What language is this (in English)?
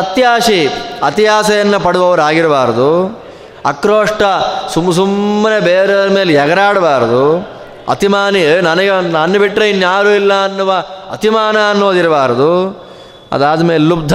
Kannada